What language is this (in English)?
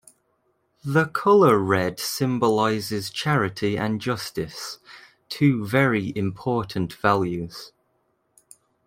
English